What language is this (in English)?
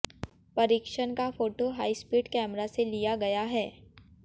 Hindi